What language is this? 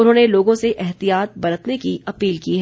Hindi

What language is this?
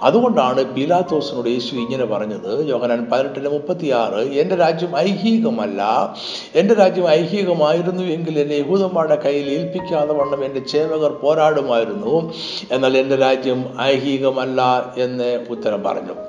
Malayalam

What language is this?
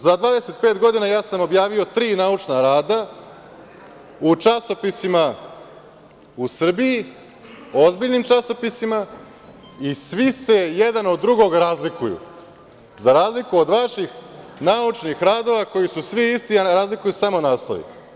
Serbian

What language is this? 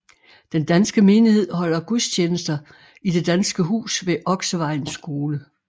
Danish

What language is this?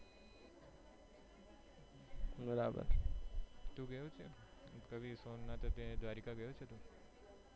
Gujarati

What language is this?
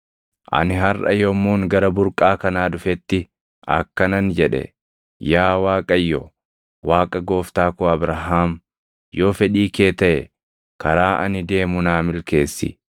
Oromo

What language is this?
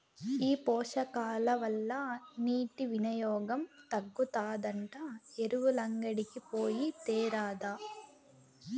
Telugu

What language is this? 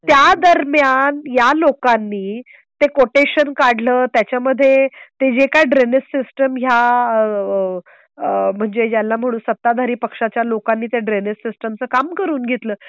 Marathi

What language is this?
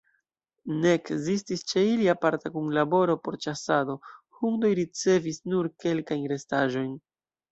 Esperanto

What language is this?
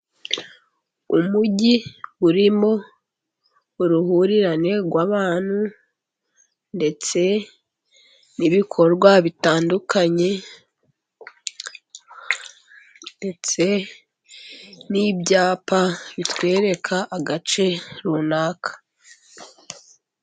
Kinyarwanda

